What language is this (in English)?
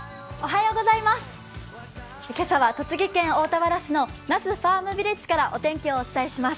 Japanese